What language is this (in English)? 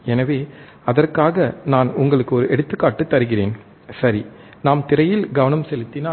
Tamil